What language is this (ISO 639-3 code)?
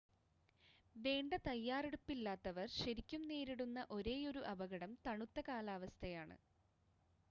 mal